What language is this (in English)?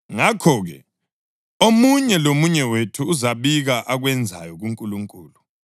North Ndebele